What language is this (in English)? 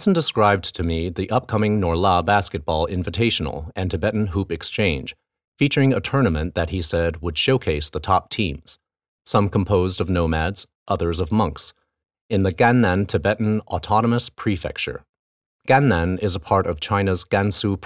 English